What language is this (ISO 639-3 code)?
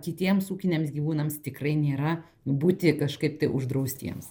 lit